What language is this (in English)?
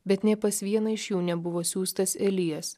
Lithuanian